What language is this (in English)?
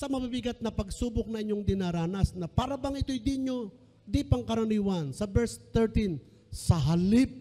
Filipino